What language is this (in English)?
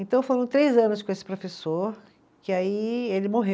Portuguese